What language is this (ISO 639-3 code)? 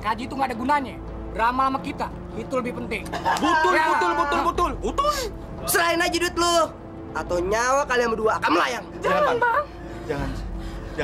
ind